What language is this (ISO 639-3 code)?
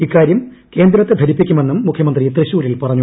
mal